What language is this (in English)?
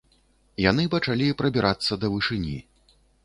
Belarusian